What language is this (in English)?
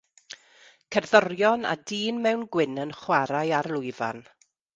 Welsh